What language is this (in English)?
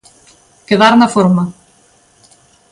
Galician